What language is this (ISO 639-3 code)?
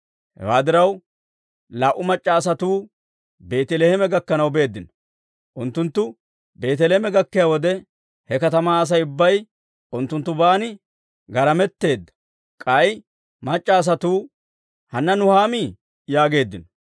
dwr